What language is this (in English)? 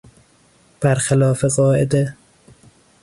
Persian